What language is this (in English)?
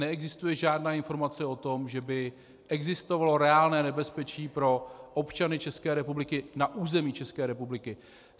Czech